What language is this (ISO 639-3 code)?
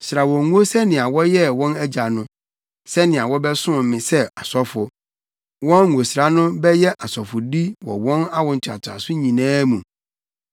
aka